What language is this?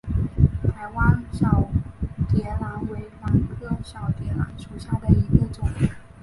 Chinese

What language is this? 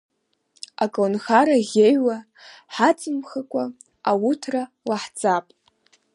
Abkhazian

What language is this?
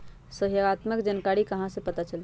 Magahi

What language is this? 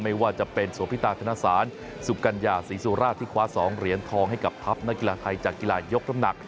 Thai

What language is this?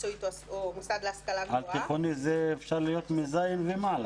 Hebrew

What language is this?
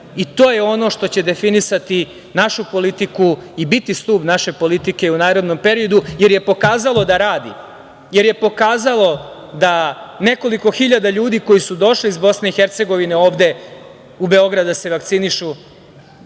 Serbian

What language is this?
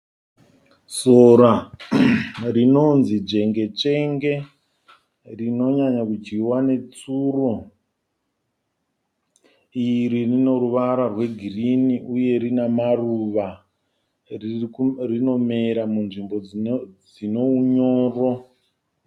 Shona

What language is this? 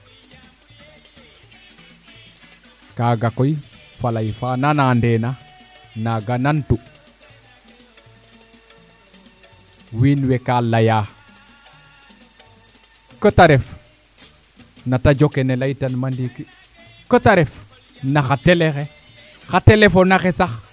Serer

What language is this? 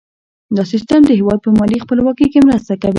Pashto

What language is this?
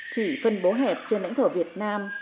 Vietnamese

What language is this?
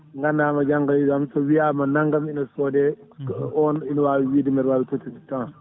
Fula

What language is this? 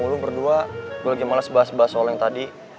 Indonesian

